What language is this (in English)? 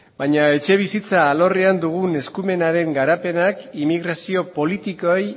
Basque